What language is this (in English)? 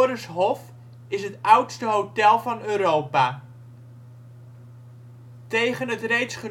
Dutch